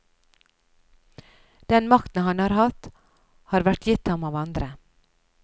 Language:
Norwegian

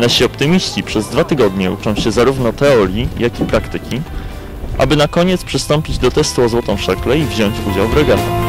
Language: Polish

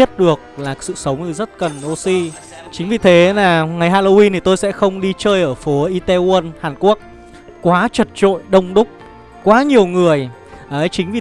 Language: Vietnamese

